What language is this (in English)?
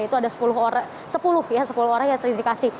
Indonesian